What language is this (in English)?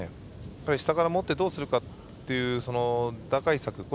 Japanese